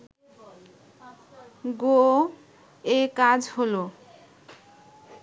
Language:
Bangla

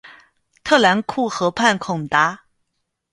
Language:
Chinese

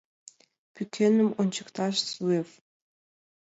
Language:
Mari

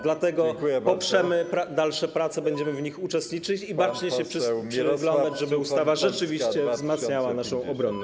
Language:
Polish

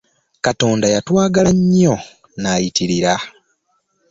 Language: Ganda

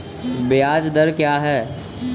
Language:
Hindi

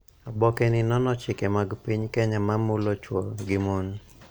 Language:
Luo (Kenya and Tanzania)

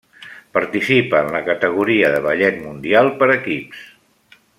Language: Catalan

